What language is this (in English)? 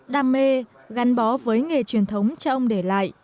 Vietnamese